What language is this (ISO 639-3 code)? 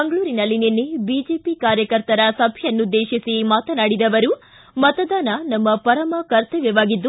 kan